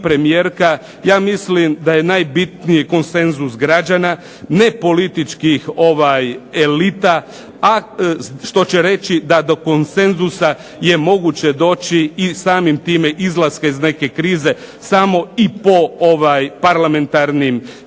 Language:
Croatian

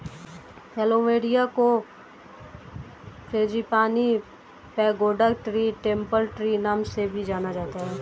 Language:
Hindi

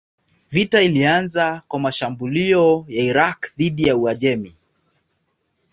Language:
Swahili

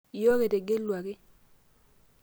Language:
Masai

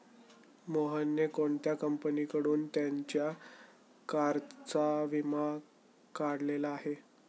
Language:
Marathi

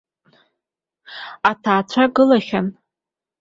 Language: Abkhazian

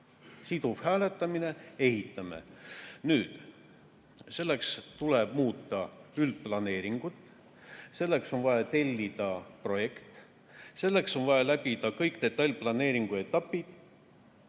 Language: Estonian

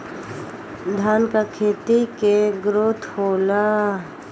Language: Bhojpuri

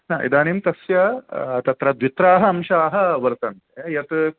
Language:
Sanskrit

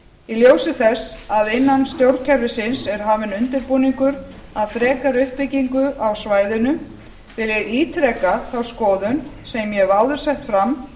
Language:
Icelandic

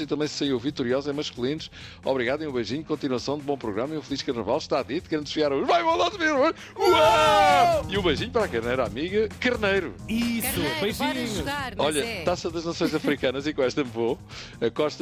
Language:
Portuguese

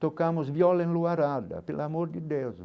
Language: Portuguese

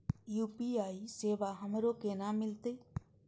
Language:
Maithili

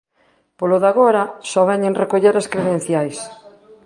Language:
Galician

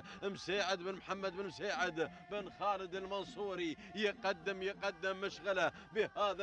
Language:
Arabic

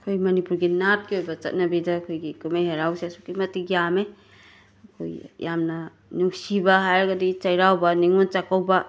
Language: Manipuri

